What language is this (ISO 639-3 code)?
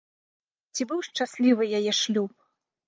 bel